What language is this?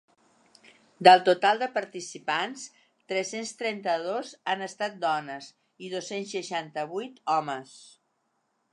Catalan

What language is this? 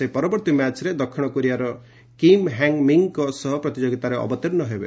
Odia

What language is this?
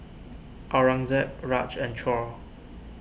English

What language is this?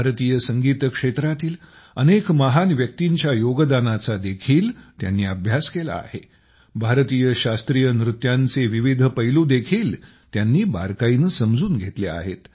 Marathi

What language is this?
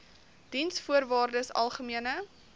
Afrikaans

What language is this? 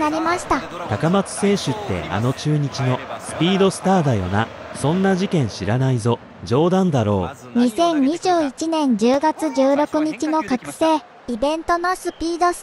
Japanese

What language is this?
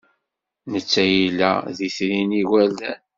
Kabyle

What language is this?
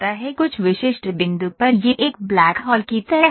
Hindi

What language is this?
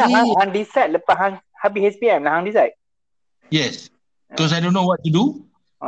Malay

